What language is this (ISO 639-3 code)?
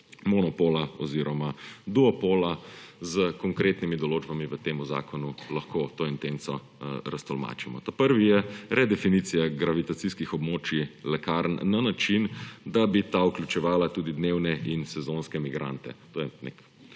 slv